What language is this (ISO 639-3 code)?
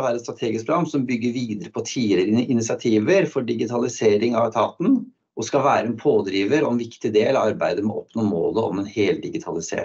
nor